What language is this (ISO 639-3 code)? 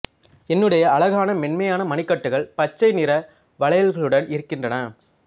tam